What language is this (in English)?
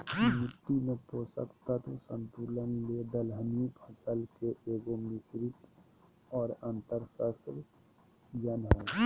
Magahi